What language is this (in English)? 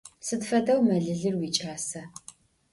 Adyghe